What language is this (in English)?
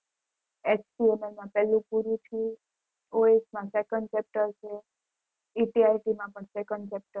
Gujarati